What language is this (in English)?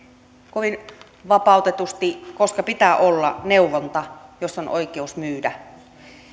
Finnish